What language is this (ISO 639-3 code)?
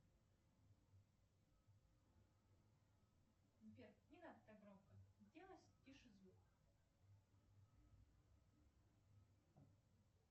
rus